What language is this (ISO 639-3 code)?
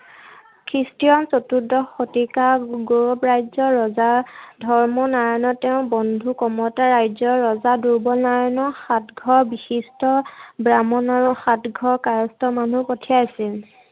asm